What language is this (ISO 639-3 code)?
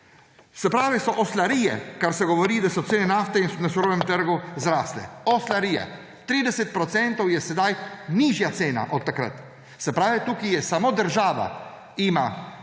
slv